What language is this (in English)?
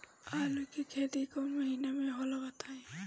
Bhojpuri